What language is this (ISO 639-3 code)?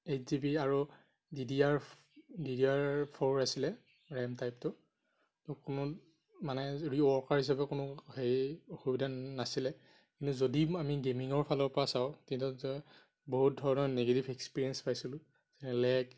asm